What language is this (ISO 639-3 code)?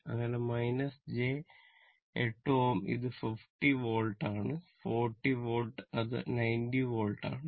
mal